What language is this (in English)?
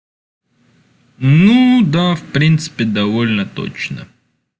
Russian